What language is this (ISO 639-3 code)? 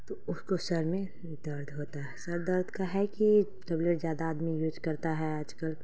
urd